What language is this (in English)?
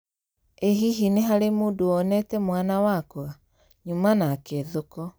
Kikuyu